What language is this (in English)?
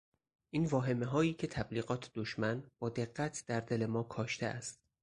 Persian